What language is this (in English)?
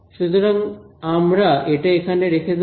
Bangla